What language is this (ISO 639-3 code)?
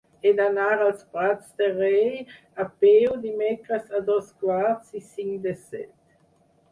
cat